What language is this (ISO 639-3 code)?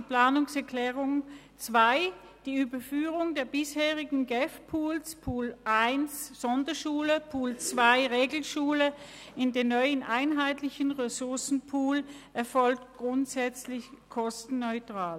gsw